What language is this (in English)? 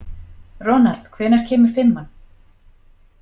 Icelandic